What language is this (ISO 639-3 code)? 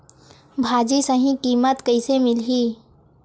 hne